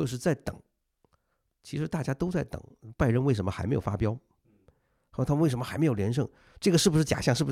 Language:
Chinese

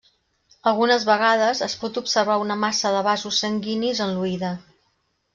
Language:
Catalan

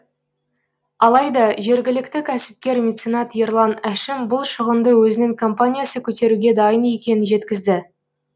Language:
Kazakh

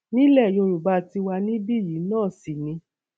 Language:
Yoruba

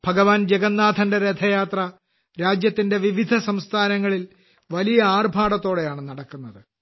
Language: Malayalam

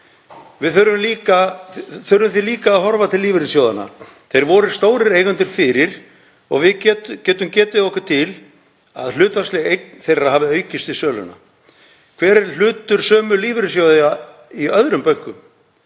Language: Icelandic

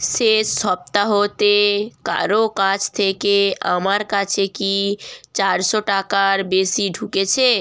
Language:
Bangla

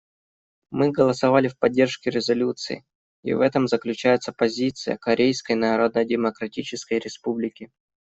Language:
Russian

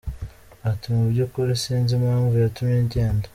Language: Kinyarwanda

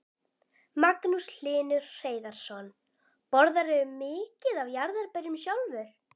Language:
Icelandic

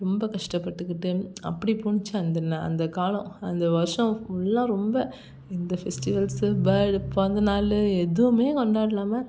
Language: Tamil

